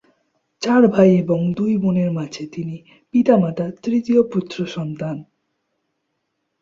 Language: Bangla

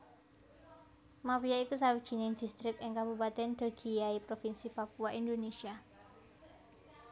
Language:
Javanese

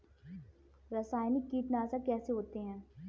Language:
Hindi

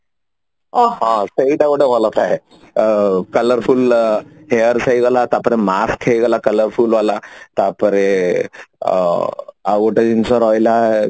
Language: Odia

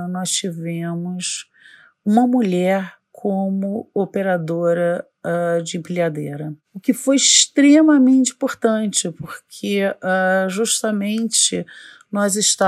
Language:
Portuguese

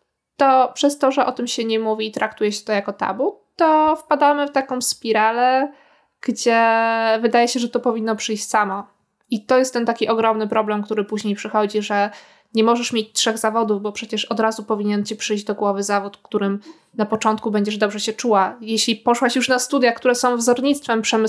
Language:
Polish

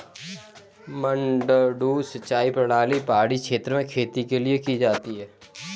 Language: Hindi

